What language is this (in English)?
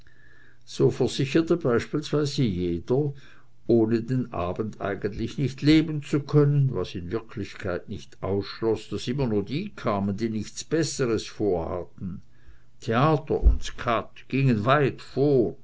German